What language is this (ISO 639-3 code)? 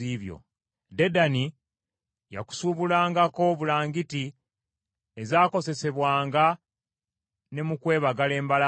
lug